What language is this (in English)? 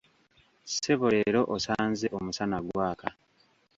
Ganda